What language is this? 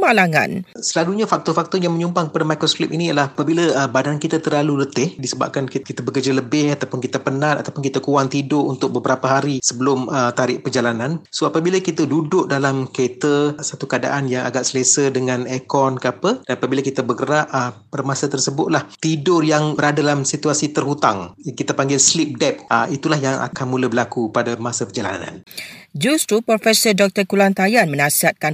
Malay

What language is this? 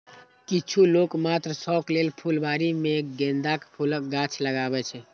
Maithili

